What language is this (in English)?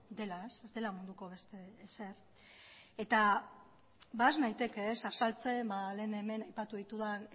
Basque